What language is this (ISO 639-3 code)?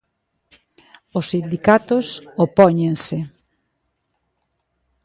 glg